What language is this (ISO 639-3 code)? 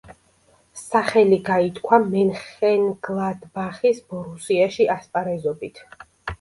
kat